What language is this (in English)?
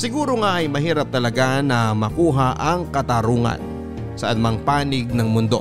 Filipino